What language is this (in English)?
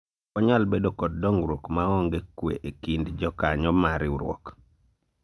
Luo (Kenya and Tanzania)